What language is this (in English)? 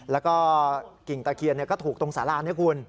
Thai